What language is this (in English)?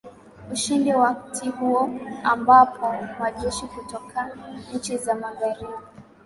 Swahili